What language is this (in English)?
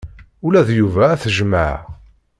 Kabyle